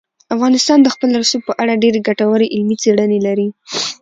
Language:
Pashto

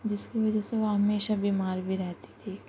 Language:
Urdu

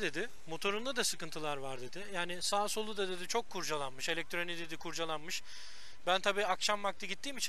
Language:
Turkish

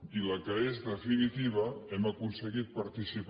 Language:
Catalan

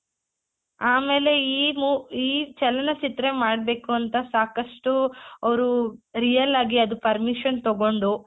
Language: Kannada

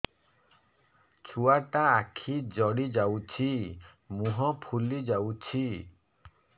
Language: Odia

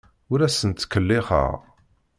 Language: Kabyle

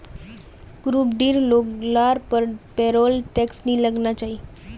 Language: Magahi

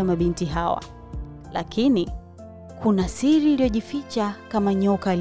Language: Swahili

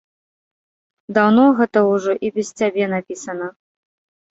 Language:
Belarusian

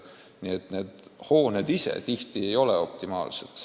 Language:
Estonian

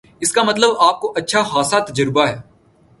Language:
Urdu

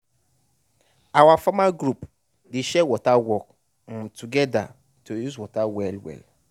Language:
Nigerian Pidgin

